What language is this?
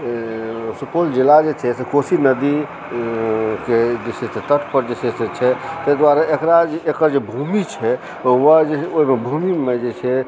Maithili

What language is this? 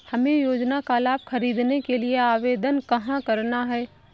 Hindi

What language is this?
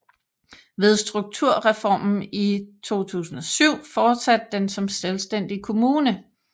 Danish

